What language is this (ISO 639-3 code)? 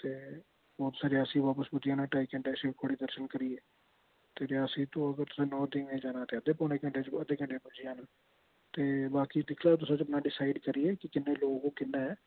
doi